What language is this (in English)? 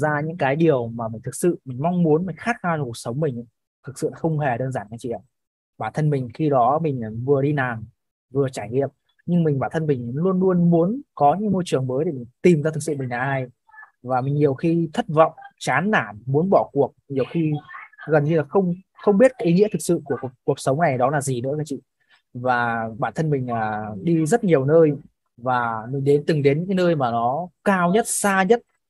Vietnamese